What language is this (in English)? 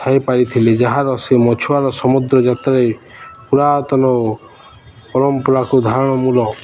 Odia